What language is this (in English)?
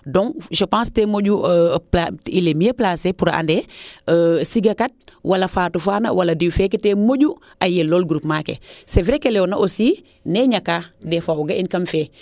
Serer